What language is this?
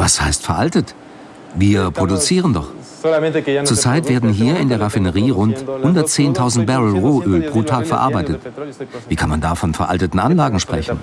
German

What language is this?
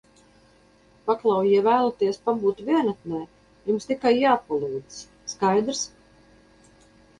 Latvian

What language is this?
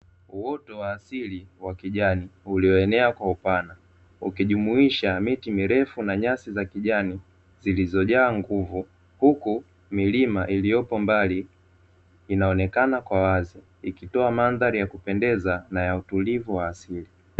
Swahili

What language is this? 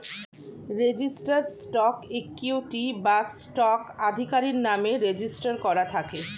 Bangla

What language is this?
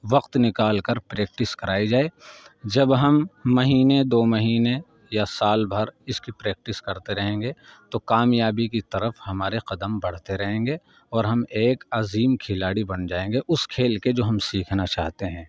Urdu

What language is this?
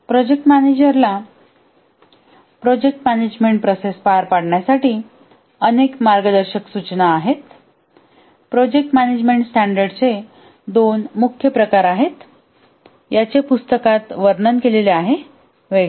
Marathi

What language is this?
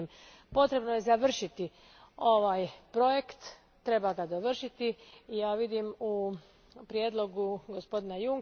Croatian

